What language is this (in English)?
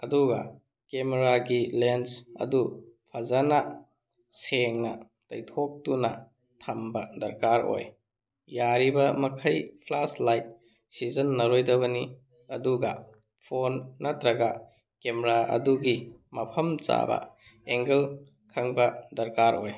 Manipuri